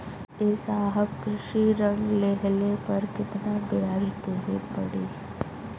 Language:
Bhojpuri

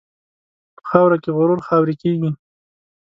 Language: Pashto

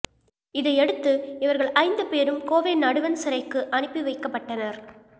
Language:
Tamil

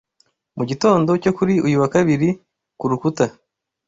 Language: Kinyarwanda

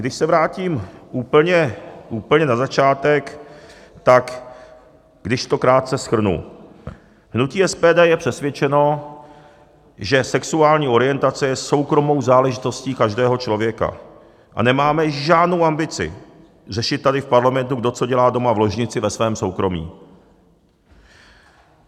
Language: Czech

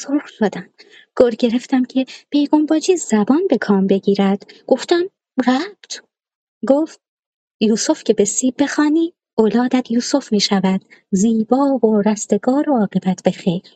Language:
Persian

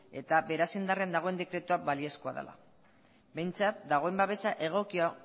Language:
Basque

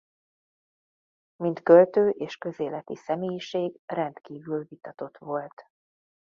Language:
Hungarian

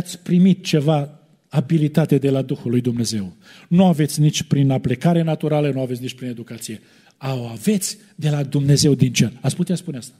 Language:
Romanian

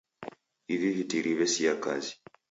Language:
Taita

